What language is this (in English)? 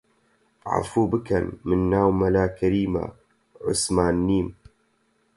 Central Kurdish